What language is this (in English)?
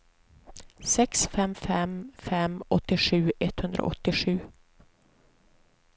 Swedish